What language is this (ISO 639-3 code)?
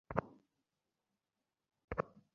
ben